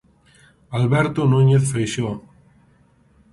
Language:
Galician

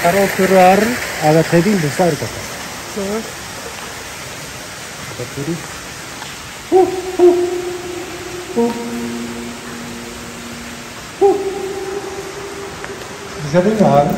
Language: Indonesian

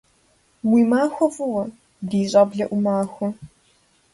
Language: Kabardian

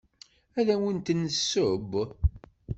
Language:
Kabyle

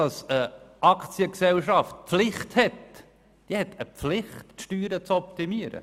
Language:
Swiss German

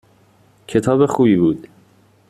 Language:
Persian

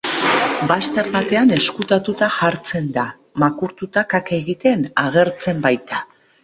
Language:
Basque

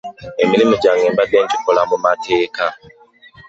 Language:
Ganda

